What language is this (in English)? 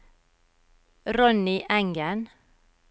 Norwegian